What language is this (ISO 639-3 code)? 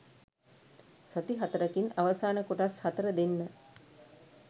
sin